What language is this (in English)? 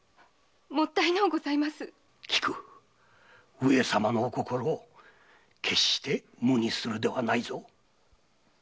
Japanese